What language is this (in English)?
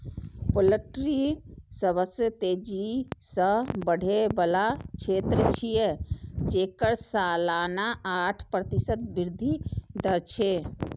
Maithili